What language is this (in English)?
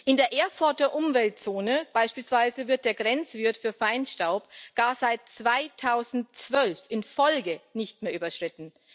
German